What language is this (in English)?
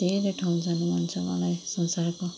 Nepali